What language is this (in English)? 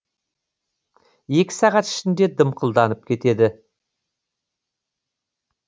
Kazakh